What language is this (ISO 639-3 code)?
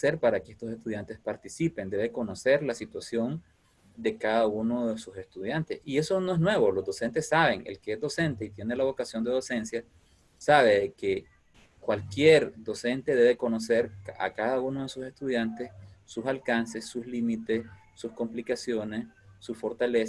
spa